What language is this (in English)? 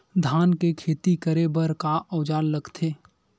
Chhattisgarhi